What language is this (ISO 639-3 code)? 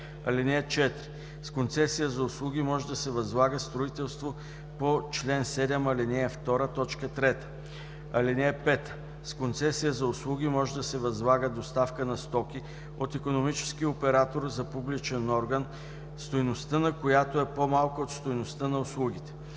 bul